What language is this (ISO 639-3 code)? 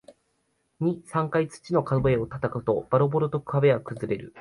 jpn